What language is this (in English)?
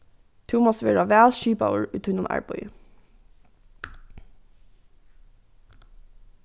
Faroese